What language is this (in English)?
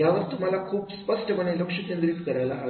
Marathi